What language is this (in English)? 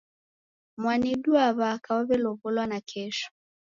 Taita